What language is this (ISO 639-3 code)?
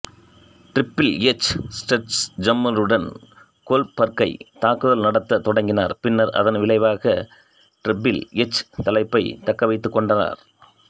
tam